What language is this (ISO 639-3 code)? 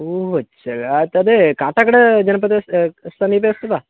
san